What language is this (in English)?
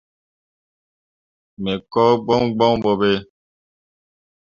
Mundang